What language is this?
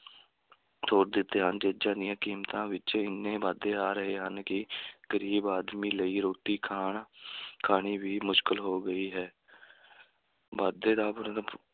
Punjabi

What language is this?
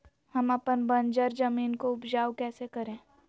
Magahi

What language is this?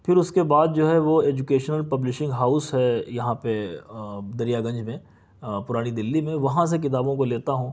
Urdu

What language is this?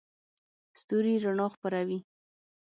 Pashto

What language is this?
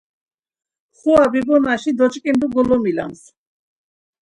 Laz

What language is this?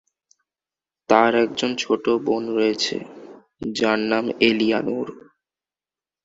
Bangla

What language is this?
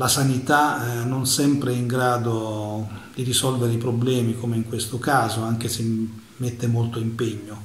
Italian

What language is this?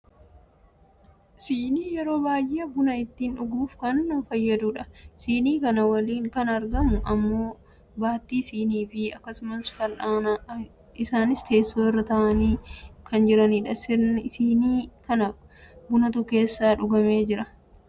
Oromo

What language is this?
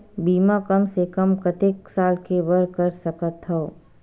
Chhattisgarhi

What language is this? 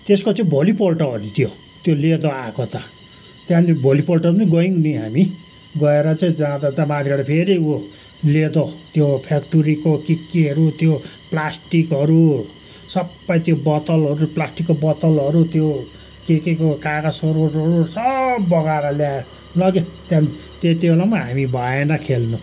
Nepali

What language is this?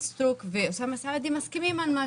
Hebrew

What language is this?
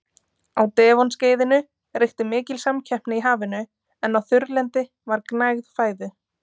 Icelandic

